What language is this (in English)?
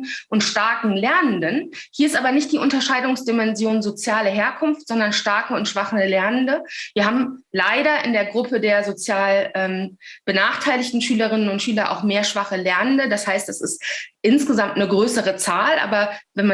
German